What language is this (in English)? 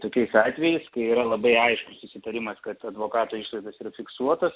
Lithuanian